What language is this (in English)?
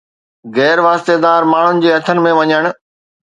Sindhi